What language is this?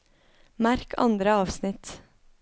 Norwegian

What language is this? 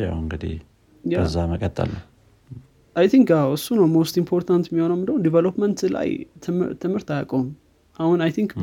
Amharic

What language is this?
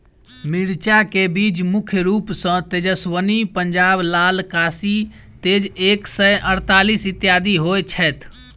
Maithili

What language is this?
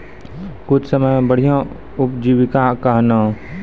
Maithili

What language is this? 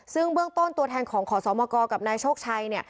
Thai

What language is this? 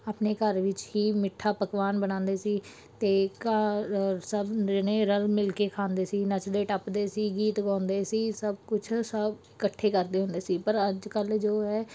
Punjabi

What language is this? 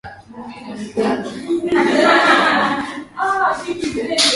Swahili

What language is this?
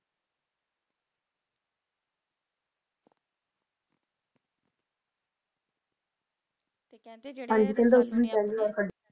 Punjabi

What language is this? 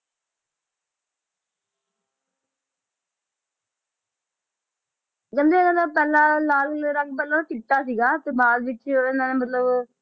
Punjabi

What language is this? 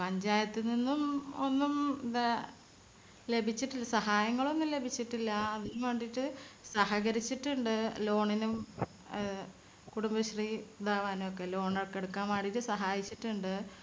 Malayalam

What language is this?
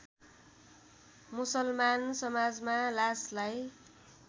Nepali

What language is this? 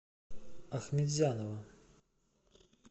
Russian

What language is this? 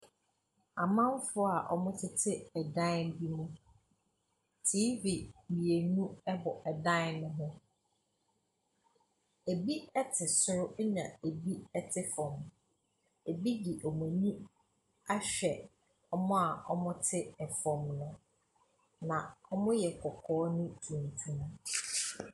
Akan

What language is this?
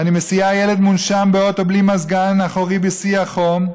Hebrew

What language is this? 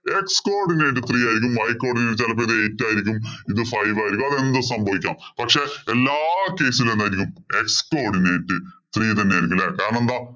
Malayalam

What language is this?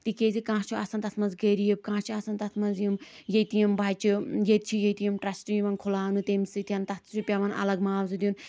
Kashmiri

